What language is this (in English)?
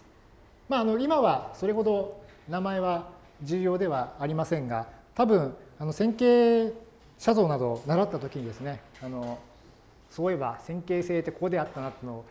Japanese